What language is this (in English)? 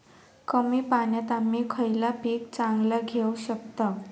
Marathi